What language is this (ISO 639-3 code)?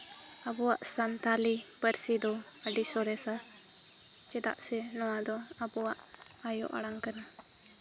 sat